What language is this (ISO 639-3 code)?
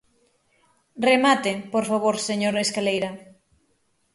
glg